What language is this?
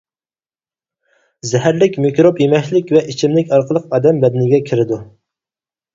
Uyghur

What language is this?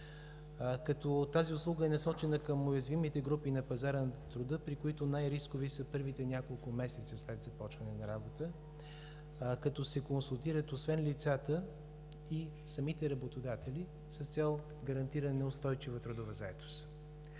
Bulgarian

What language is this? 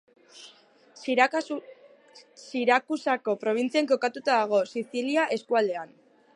Basque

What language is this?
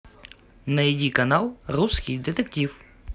Russian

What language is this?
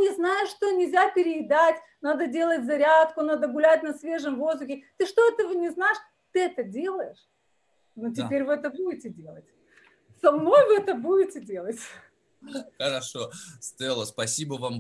Russian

